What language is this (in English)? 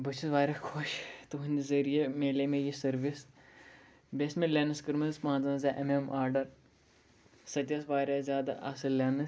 Kashmiri